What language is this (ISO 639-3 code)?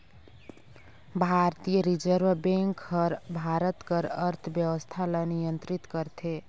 hne